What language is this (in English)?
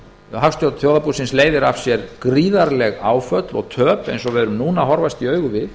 Icelandic